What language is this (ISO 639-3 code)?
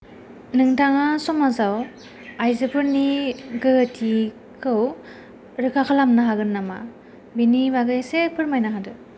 brx